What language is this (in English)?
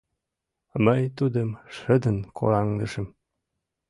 Mari